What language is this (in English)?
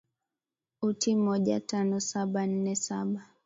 Swahili